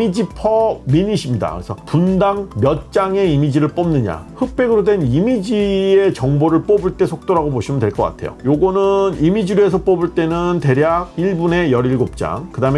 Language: Korean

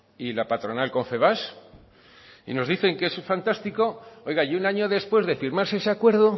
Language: Spanish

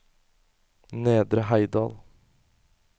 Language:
Norwegian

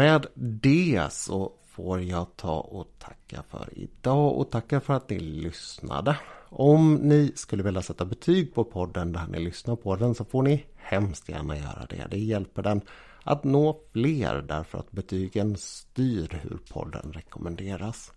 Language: Swedish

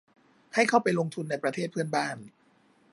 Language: Thai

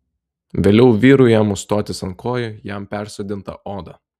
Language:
Lithuanian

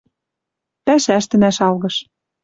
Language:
Western Mari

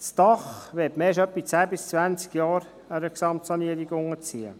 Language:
Swiss German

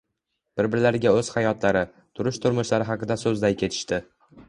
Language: Uzbek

